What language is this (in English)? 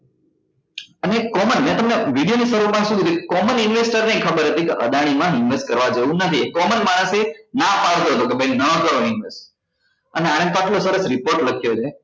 Gujarati